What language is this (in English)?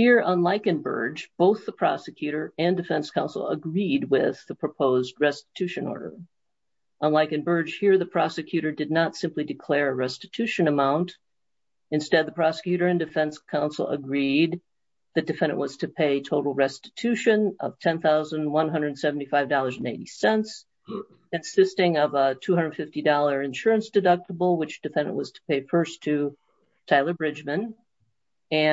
English